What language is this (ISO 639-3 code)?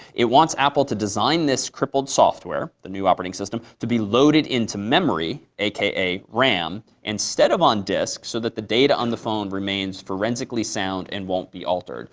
eng